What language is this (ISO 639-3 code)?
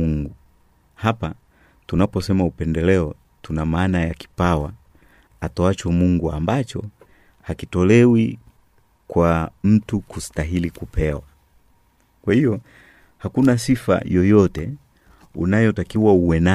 swa